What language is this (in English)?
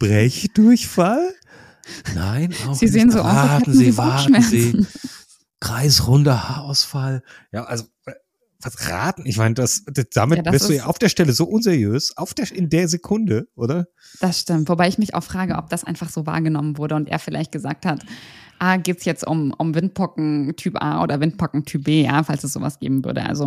German